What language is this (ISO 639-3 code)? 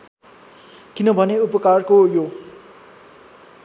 nep